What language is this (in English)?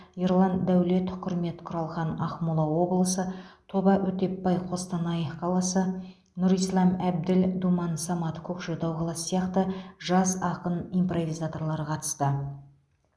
Kazakh